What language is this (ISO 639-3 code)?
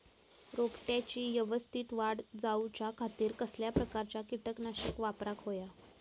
mar